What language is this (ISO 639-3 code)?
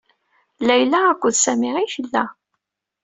kab